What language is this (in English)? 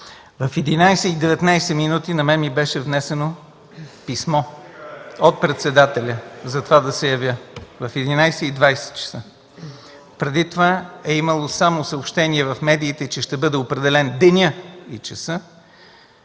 Bulgarian